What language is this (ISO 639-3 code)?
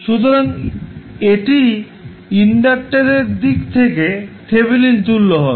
ben